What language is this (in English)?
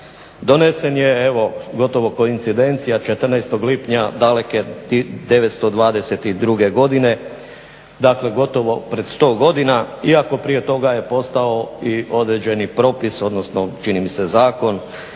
Croatian